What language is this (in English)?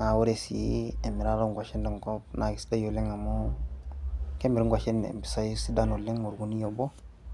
Masai